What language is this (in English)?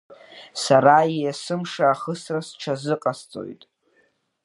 Abkhazian